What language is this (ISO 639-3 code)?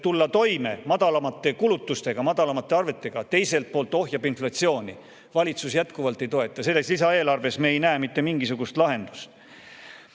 est